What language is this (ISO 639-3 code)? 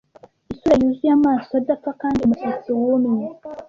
kin